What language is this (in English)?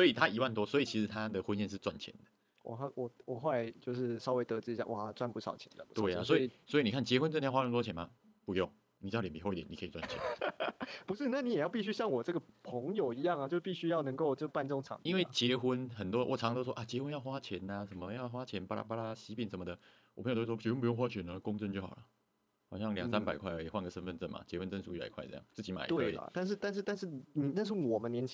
Chinese